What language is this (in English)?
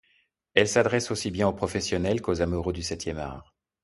French